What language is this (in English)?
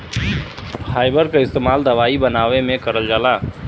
Bhojpuri